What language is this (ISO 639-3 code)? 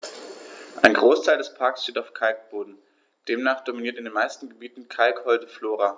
deu